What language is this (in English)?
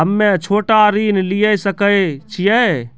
Maithili